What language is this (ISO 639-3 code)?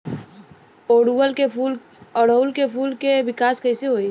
bho